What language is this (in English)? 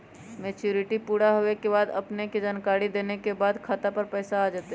Magahi